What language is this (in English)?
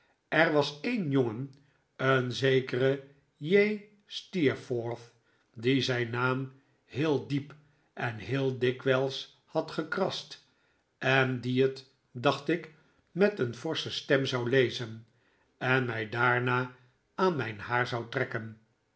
Dutch